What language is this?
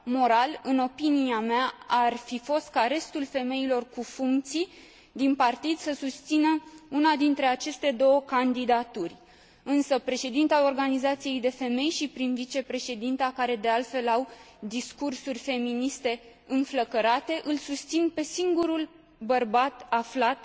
Romanian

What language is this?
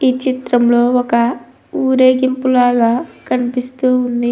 Telugu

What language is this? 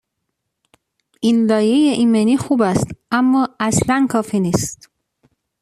Persian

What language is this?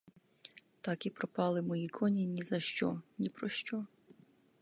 Ukrainian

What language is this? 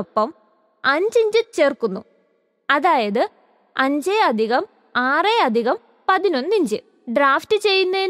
Korean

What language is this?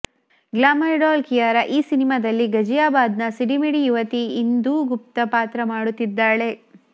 Kannada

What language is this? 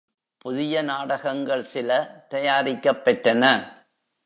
Tamil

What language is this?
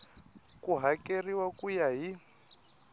Tsonga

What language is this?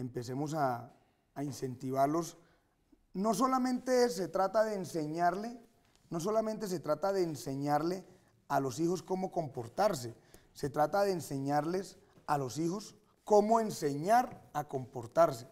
Spanish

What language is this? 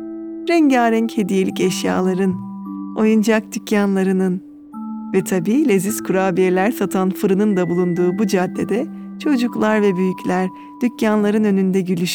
Turkish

